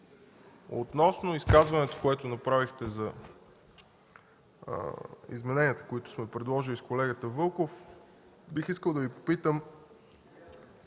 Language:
Bulgarian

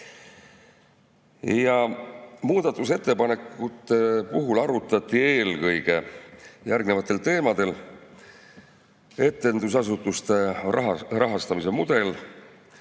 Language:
Estonian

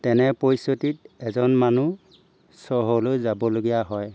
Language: Assamese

